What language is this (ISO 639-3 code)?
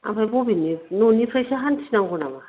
brx